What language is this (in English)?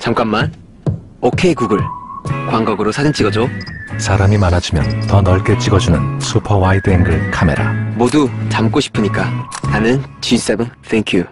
Korean